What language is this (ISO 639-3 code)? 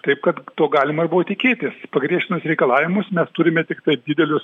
lit